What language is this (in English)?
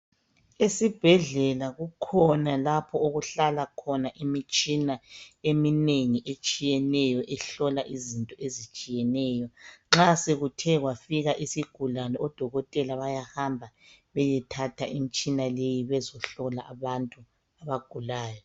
North Ndebele